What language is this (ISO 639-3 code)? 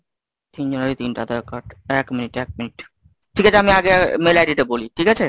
ben